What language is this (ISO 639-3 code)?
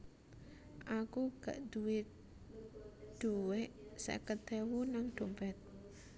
jav